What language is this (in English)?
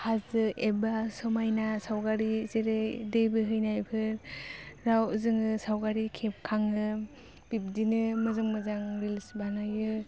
Bodo